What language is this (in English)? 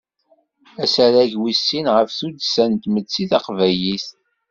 Kabyle